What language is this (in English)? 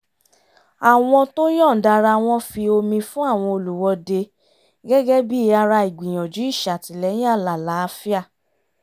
Yoruba